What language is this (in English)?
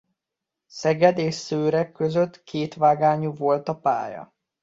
Hungarian